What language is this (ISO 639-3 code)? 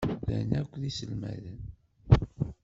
kab